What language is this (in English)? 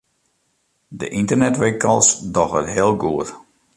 Western Frisian